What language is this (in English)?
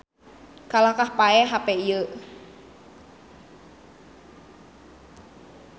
Sundanese